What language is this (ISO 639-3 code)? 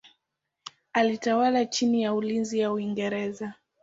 swa